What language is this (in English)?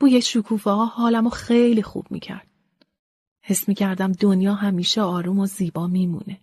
Persian